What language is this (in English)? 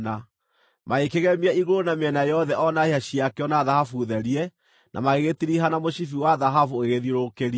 Kikuyu